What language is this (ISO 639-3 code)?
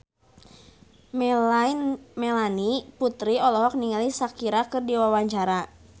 sun